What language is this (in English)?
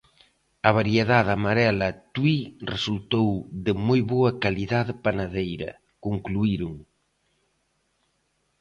Galician